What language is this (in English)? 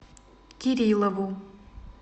Russian